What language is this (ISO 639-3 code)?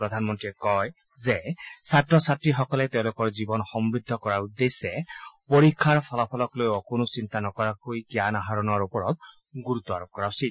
asm